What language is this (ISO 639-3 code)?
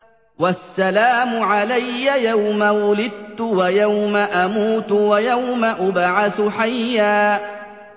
ara